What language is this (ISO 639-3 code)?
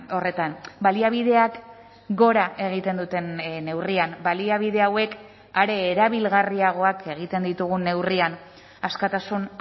eus